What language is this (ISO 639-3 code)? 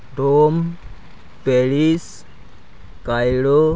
sat